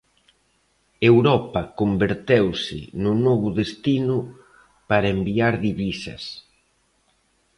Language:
Galician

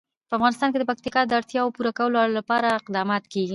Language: Pashto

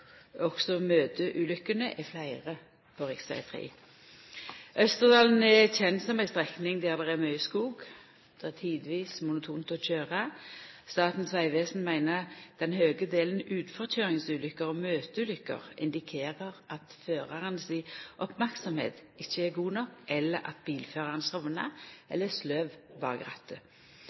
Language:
Norwegian Nynorsk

